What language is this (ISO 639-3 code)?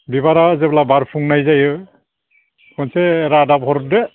brx